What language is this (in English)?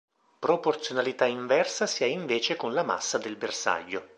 Italian